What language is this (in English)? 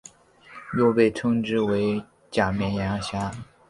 Chinese